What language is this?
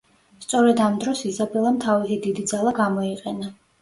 Georgian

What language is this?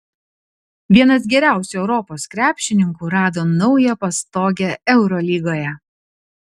Lithuanian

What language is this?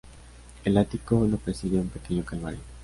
Spanish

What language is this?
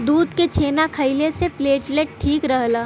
Bhojpuri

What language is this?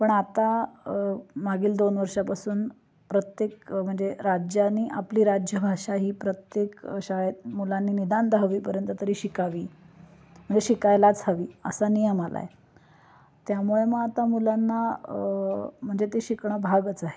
Marathi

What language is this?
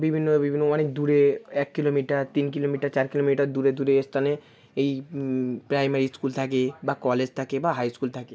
Bangla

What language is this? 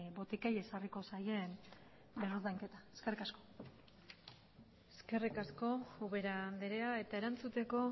Basque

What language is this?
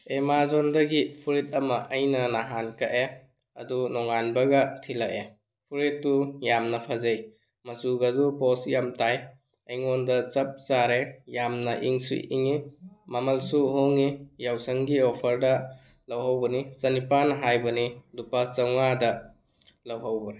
Manipuri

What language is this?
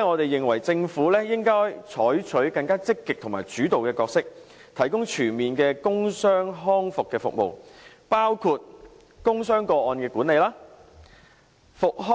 Cantonese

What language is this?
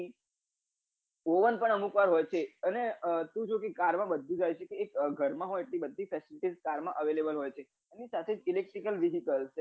Gujarati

